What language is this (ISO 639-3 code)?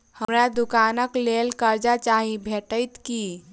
mai